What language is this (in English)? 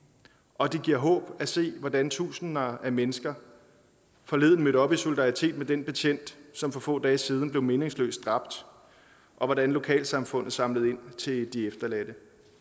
Danish